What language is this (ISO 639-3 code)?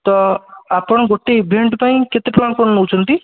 ori